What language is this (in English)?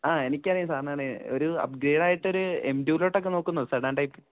Malayalam